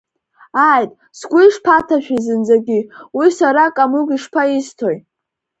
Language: Abkhazian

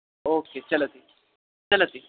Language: Sanskrit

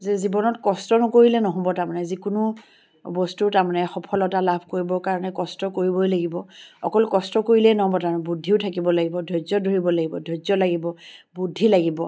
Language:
Assamese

